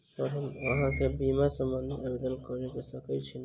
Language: Maithili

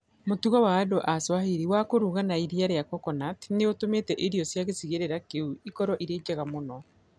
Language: Kikuyu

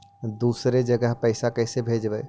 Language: Magahi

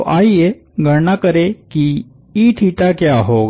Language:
Hindi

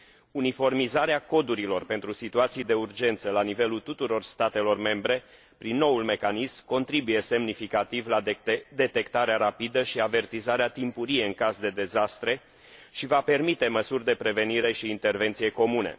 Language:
Romanian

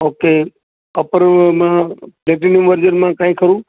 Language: Gujarati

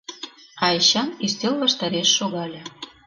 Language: Mari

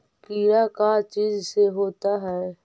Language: Magahi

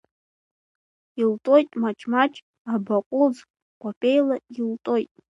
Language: Abkhazian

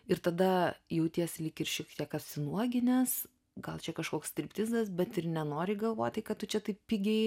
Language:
Lithuanian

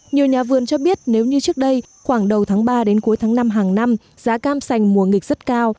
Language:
Vietnamese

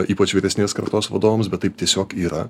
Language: Lithuanian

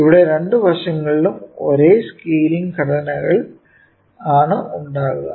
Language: Malayalam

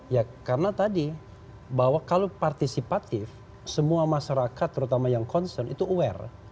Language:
Indonesian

